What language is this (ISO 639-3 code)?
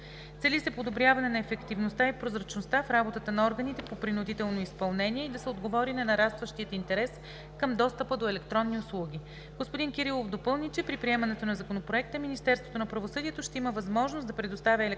bul